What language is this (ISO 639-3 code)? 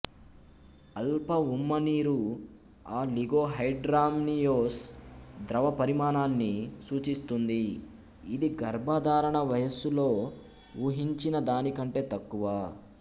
tel